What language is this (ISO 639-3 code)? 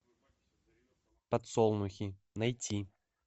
rus